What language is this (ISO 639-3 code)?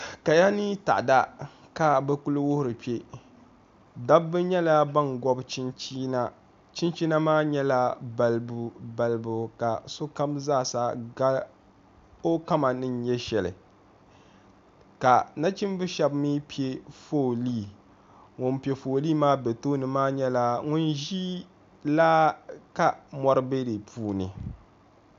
dag